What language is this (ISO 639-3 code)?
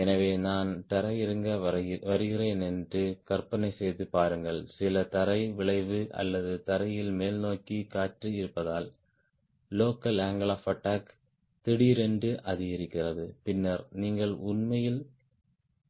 tam